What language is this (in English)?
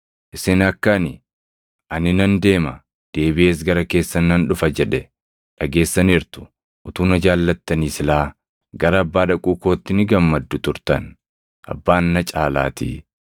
Oromo